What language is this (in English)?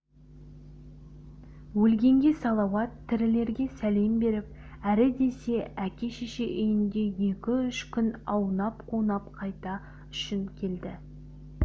Kazakh